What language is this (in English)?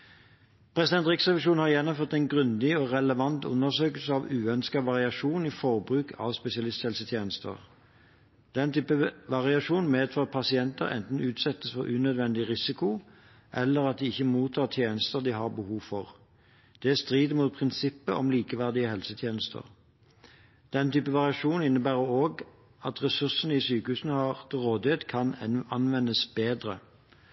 Norwegian Bokmål